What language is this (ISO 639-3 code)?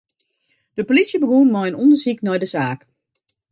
fry